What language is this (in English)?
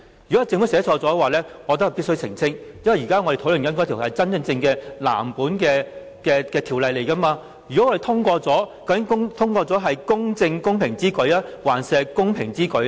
Cantonese